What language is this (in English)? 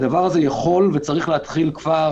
Hebrew